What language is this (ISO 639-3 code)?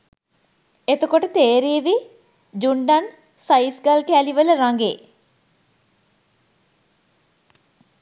sin